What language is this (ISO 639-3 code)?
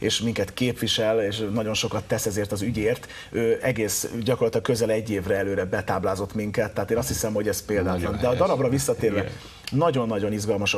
hun